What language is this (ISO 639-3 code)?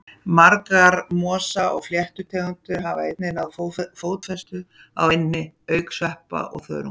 isl